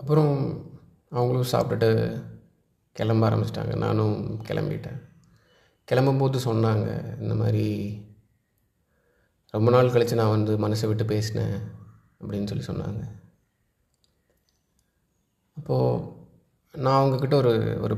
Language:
Tamil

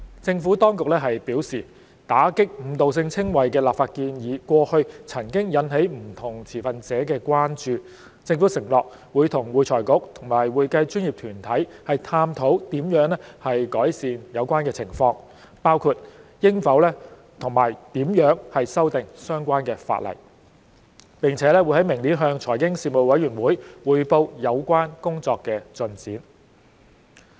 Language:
Cantonese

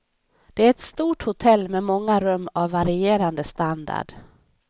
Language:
Swedish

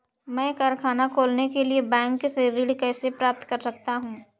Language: Hindi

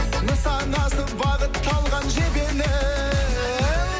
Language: Kazakh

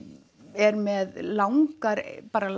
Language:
Icelandic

